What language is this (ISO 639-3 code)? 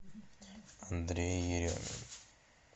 rus